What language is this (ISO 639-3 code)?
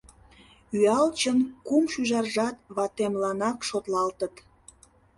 chm